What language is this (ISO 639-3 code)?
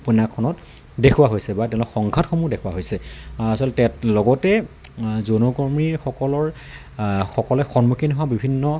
asm